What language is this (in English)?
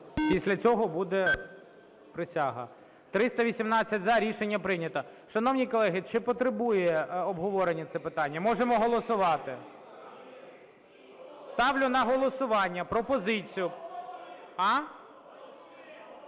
Ukrainian